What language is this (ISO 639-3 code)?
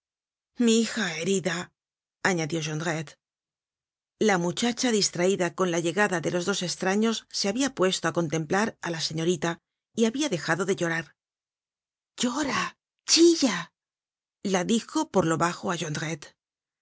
spa